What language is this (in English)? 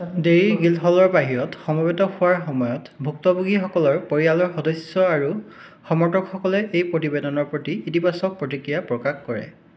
Assamese